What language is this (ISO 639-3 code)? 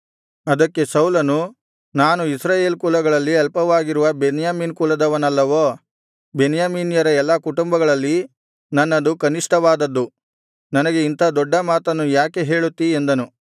kan